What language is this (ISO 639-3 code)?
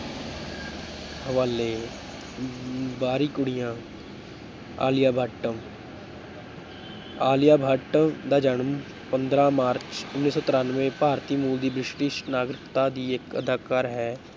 pan